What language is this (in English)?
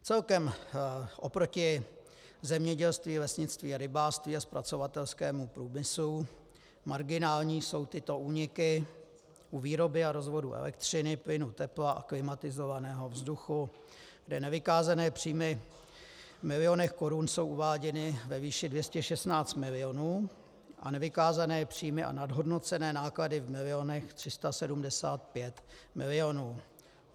Czech